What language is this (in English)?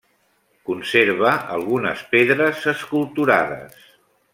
Catalan